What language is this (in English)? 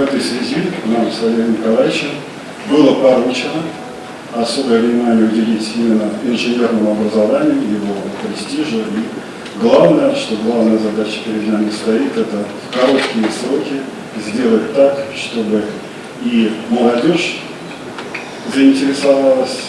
Russian